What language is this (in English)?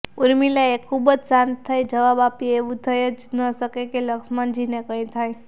Gujarati